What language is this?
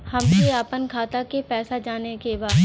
Bhojpuri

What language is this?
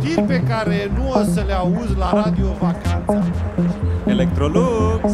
Romanian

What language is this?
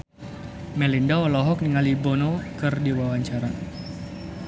Sundanese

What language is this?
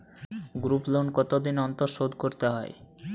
Bangla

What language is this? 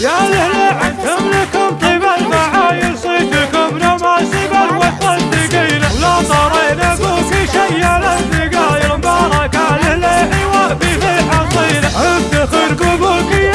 Arabic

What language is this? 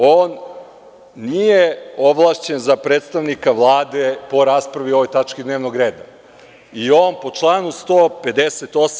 Serbian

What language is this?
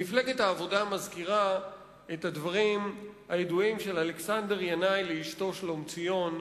Hebrew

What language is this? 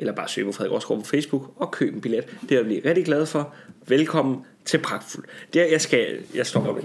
Danish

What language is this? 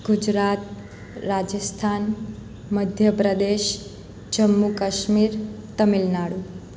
Gujarati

